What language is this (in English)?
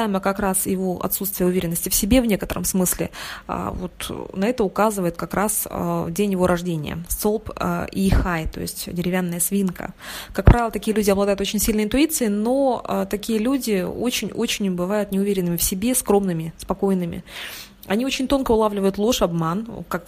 Russian